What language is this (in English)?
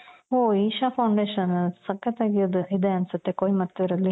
Kannada